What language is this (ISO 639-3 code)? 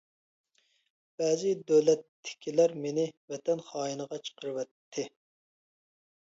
uig